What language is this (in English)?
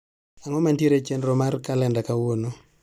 Luo (Kenya and Tanzania)